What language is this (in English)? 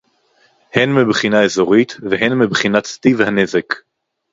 Hebrew